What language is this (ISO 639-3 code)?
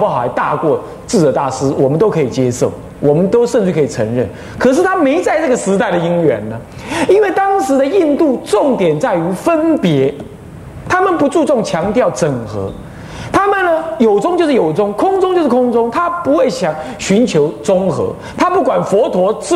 zho